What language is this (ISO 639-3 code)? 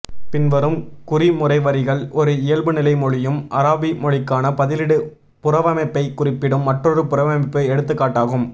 tam